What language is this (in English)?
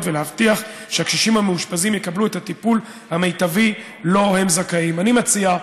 Hebrew